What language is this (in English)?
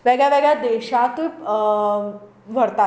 Konkani